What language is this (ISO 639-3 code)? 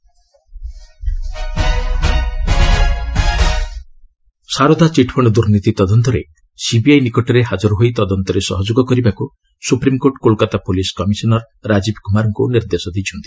ori